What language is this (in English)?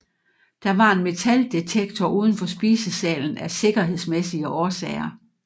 Danish